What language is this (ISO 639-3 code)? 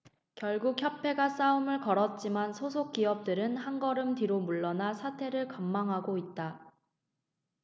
kor